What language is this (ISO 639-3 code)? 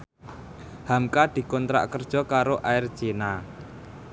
jav